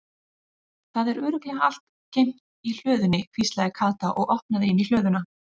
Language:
Icelandic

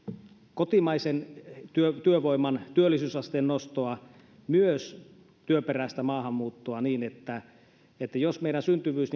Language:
Finnish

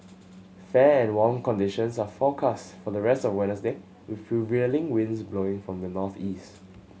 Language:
English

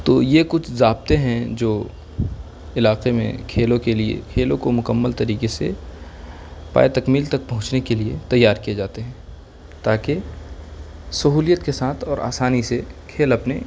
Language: Urdu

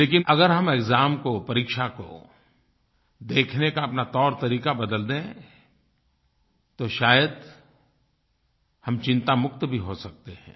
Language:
Hindi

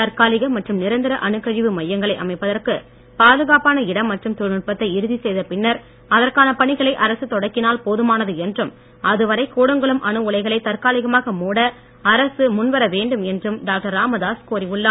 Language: Tamil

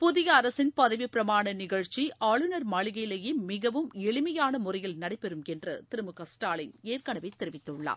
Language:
Tamil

